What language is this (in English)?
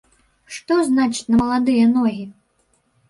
Belarusian